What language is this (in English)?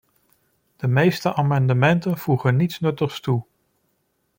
Dutch